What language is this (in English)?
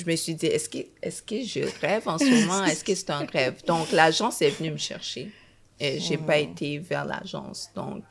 French